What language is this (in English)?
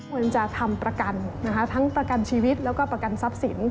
Thai